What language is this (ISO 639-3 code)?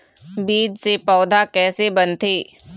hne